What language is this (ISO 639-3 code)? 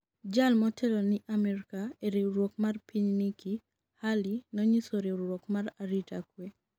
luo